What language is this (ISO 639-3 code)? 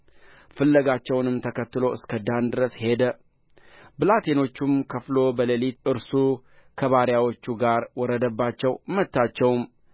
amh